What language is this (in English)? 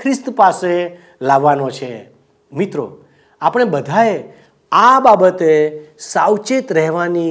Gujarati